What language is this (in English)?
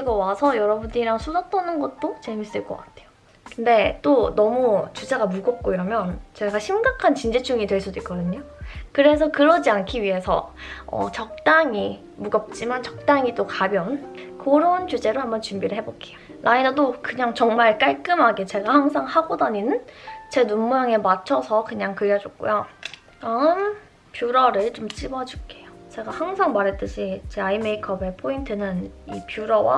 Korean